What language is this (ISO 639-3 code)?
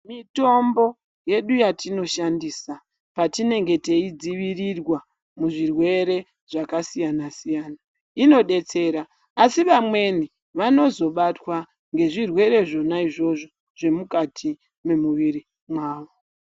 ndc